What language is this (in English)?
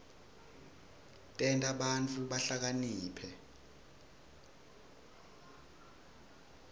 Swati